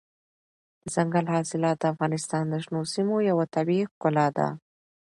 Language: Pashto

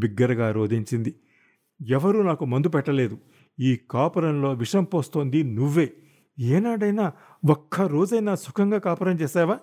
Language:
Telugu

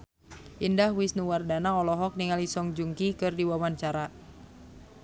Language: Sundanese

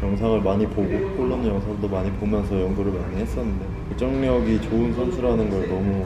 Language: Korean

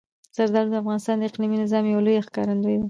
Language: Pashto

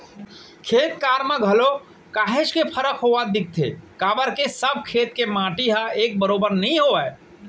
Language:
Chhattisgarhi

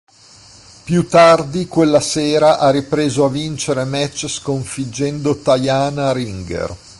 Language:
Italian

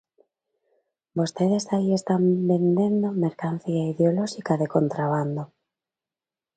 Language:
Galician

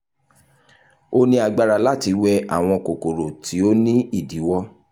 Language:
Yoruba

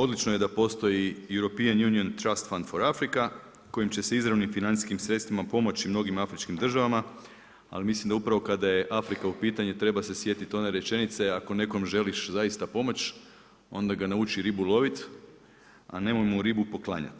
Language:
Croatian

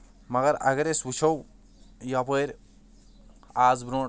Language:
Kashmiri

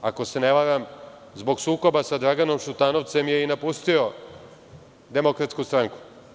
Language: Serbian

